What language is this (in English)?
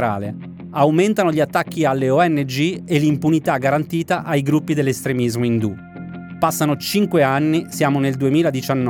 Italian